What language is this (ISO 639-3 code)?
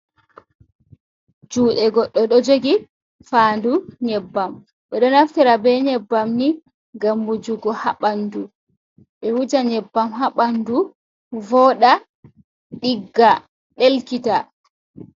ful